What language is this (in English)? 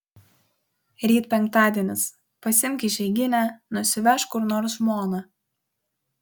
Lithuanian